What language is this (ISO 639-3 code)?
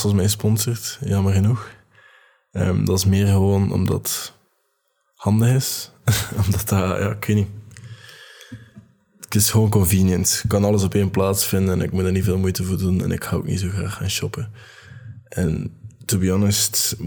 nld